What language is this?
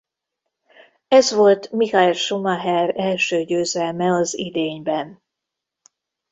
Hungarian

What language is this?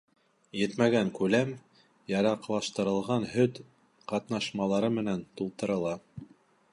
Bashkir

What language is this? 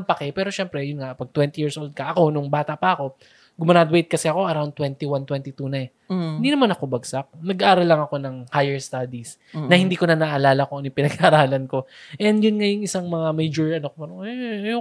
Filipino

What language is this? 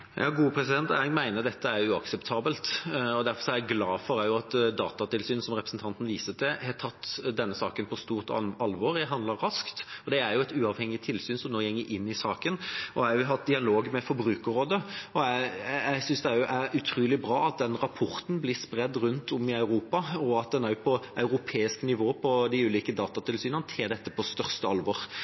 Norwegian Bokmål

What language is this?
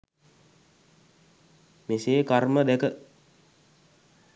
Sinhala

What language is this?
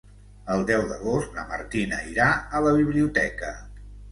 Catalan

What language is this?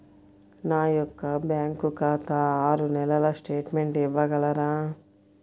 Telugu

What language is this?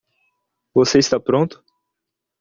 Portuguese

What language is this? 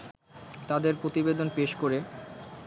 Bangla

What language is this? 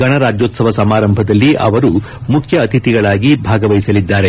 Kannada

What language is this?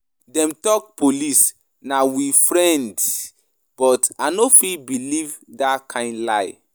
Nigerian Pidgin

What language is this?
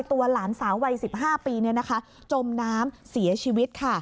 Thai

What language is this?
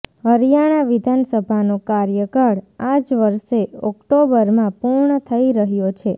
Gujarati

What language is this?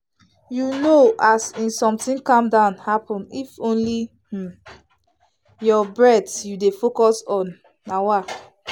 Nigerian Pidgin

